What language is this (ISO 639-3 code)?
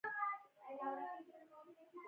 pus